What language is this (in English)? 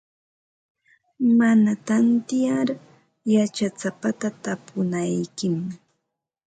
Ambo-Pasco Quechua